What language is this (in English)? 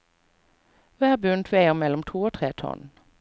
Norwegian